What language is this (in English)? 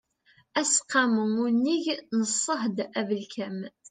Kabyle